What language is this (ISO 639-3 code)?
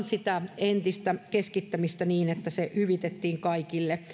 fin